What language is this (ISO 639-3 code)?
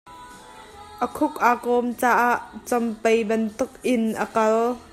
cnh